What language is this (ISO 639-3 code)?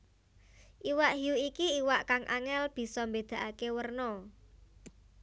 jav